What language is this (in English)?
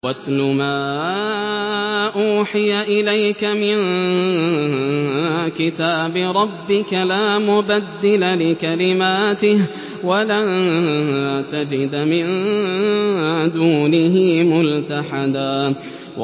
Arabic